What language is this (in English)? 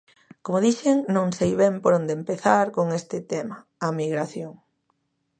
Galician